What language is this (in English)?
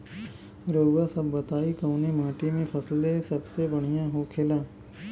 Bhojpuri